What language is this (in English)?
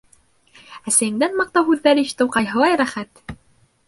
Bashkir